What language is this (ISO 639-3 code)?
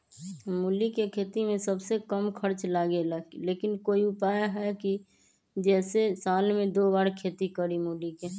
mag